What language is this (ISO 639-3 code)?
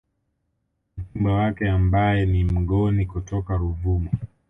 swa